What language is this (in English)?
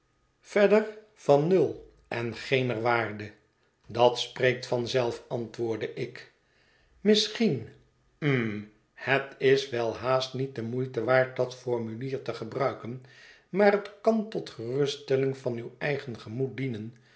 Dutch